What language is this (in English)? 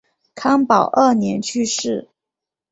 Chinese